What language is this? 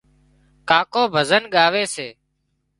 Wadiyara Koli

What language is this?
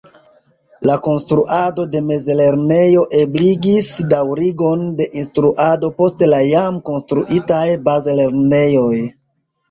Esperanto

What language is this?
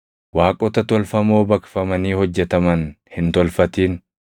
Oromo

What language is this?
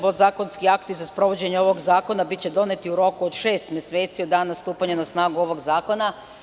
Serbian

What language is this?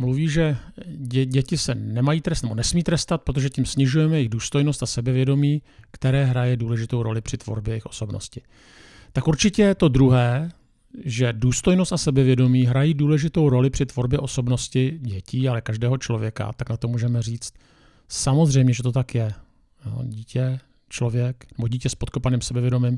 Czech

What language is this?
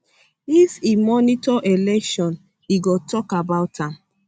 Nigerian Pidgin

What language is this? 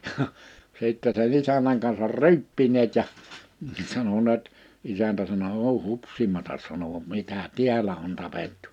Finnish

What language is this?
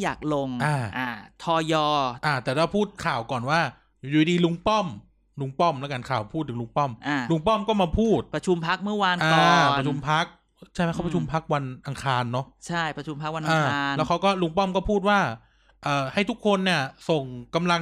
Thai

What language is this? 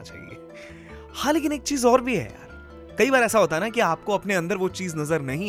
Hindi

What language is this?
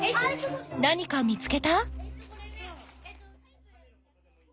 Japanese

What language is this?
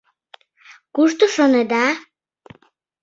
Mari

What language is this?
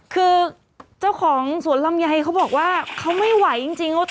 Thai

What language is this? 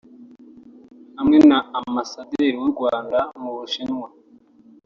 Kinyarwanda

